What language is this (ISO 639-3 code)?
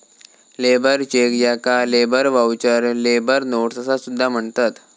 mar